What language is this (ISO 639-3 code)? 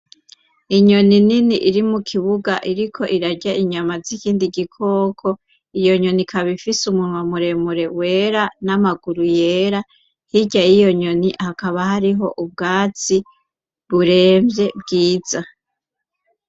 run